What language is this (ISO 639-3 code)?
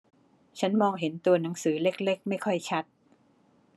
tha